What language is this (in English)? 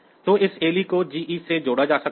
Hindi